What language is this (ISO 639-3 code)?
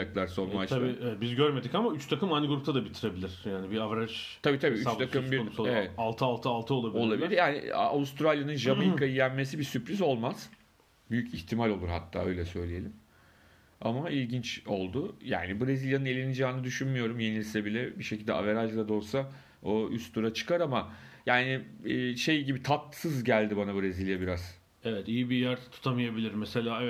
tur